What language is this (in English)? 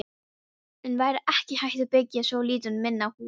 Icelandic